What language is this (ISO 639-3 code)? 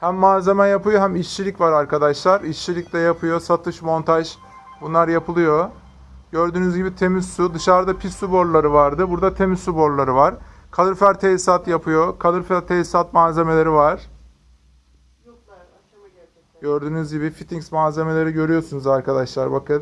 tur